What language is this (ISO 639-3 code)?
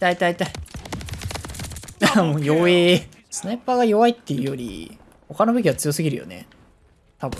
jpn